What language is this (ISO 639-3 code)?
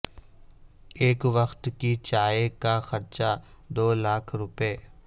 urd